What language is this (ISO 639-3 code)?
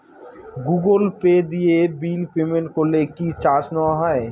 ben